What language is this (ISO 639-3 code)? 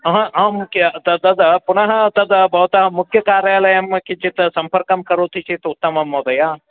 san